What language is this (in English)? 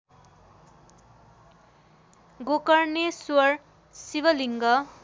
Nepali